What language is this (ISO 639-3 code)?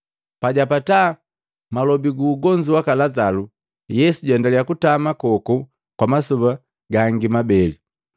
mgv